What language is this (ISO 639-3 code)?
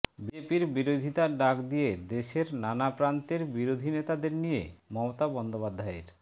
ben